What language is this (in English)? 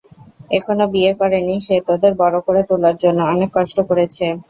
Bangla